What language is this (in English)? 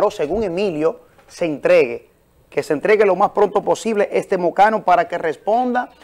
Spanish